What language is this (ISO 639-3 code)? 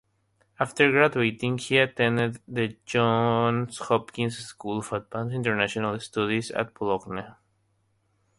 eng